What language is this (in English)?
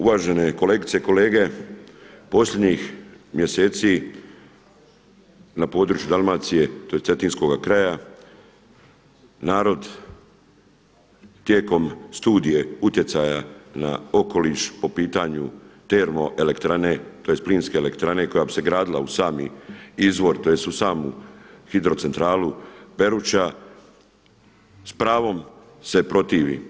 Croatian